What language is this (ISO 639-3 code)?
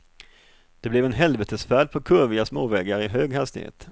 swe